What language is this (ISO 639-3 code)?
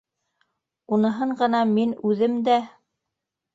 bak